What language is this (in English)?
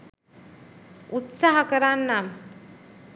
Sinhala